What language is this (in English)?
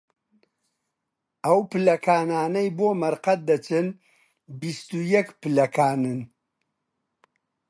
Central Kurdish